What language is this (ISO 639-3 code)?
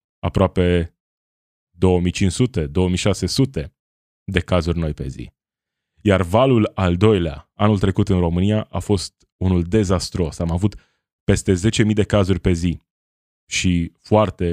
ron